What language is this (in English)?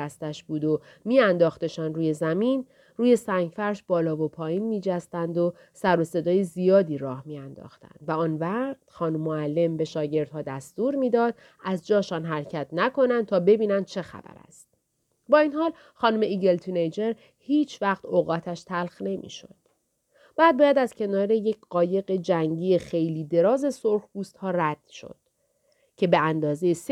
Persian